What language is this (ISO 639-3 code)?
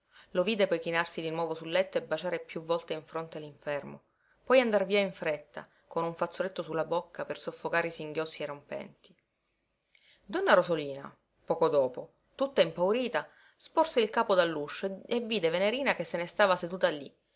ita